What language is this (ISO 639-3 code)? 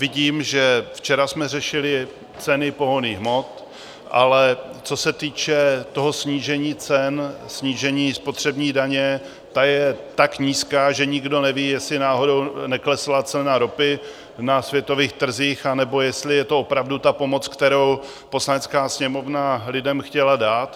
ces